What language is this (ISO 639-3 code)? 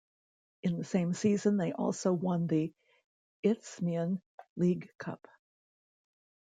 eng